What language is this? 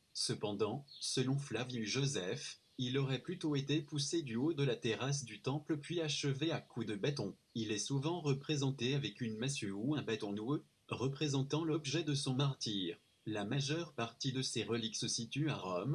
French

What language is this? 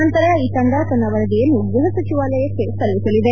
Kannada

